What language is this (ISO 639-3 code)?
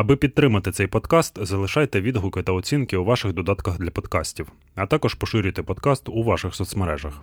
ukr